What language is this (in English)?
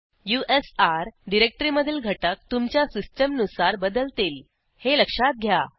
Marathi